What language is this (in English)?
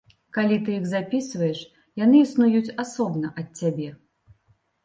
Belarusian